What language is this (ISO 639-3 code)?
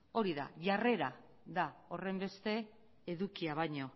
eus